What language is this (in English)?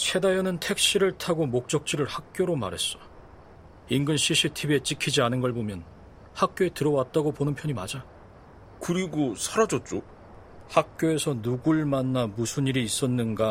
Korean